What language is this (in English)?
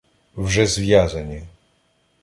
Ukrainian